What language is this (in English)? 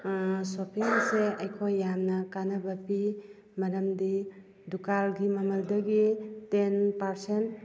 Manipuri